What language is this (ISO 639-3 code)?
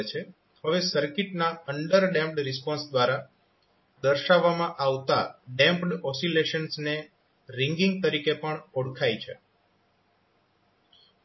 guj